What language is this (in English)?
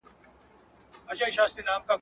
Pashto